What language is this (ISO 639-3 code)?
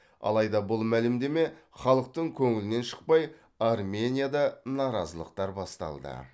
kaz